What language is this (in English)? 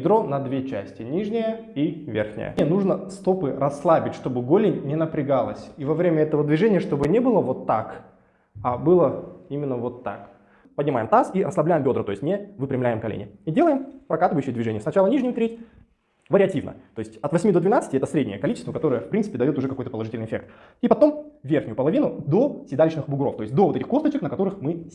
Russian